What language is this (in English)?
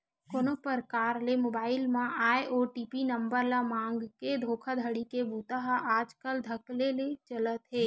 Chhattisgarhi